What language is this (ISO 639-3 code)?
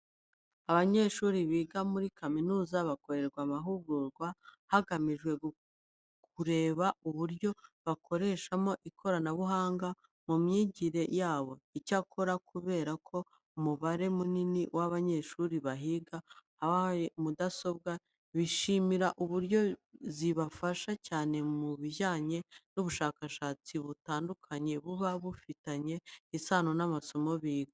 kin